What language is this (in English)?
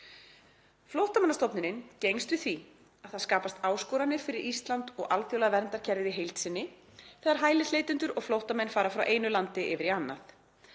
Icelandic